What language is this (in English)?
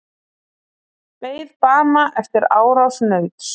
Icelandic